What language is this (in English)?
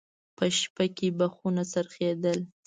Pashto